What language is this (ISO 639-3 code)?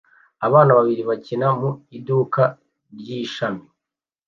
kin